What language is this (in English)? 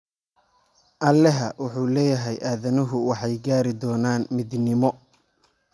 Somali